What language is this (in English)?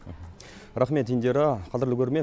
Kazakh